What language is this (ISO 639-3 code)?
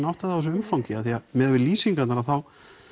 isl